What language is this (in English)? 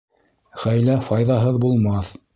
Bashkir